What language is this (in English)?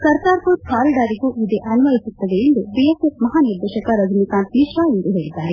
Kannada